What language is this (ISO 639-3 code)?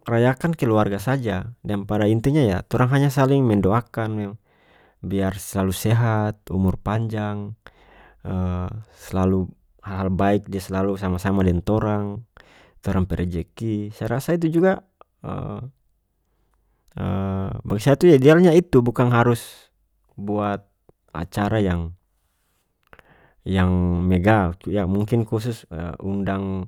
max